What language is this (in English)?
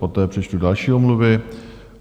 Czech